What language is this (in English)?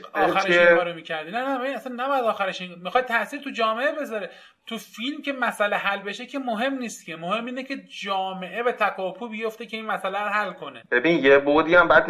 Persian